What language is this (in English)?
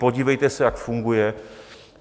Czech